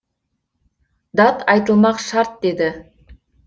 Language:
Kazakh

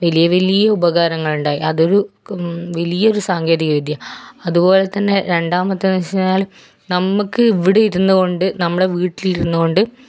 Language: Malayalam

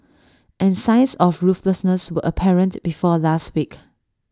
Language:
English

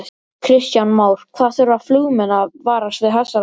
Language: Icelandic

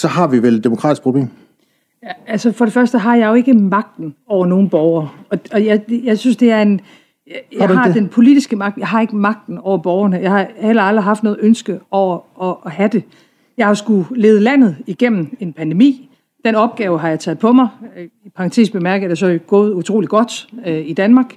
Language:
Danish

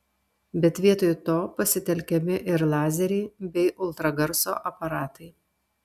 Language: Lithuanian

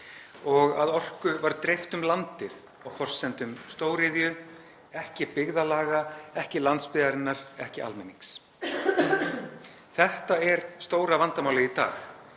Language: Icelandic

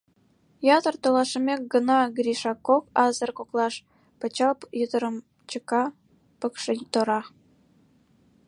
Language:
Mari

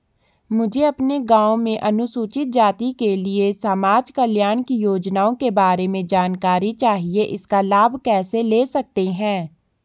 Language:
Hindi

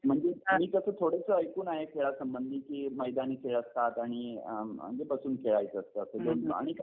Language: Marathi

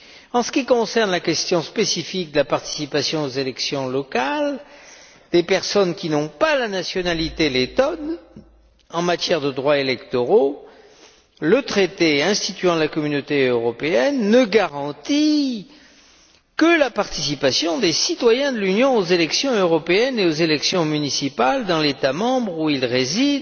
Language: French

